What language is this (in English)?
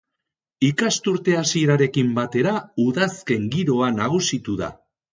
Basque